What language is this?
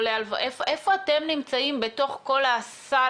Hebrew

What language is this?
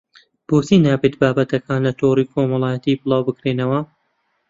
Central Kurdish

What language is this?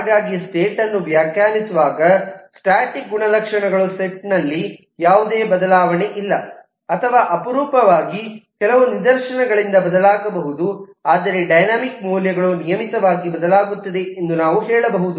Kannada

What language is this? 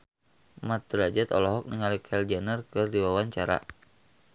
Sundanese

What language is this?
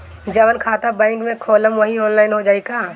Bhojpuri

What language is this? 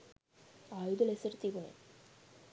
Sinhala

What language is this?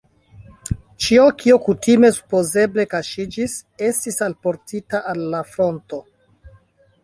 Esperanto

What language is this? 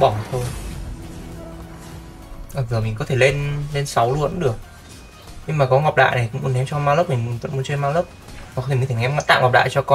Vietnamese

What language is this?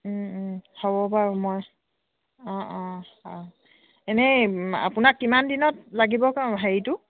Assamese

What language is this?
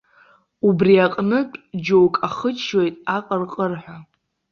Abkhazian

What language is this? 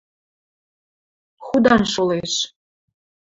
Western Mari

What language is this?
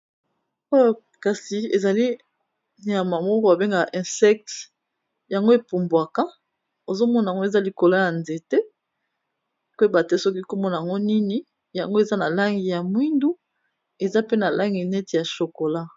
Lingala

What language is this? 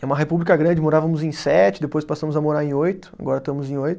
Portuguese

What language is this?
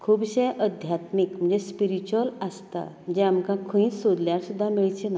Konkani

